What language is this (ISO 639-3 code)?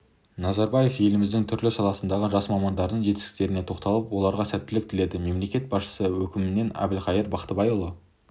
kaz